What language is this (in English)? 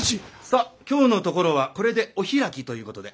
Japanese